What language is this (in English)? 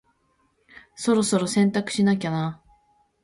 Japanese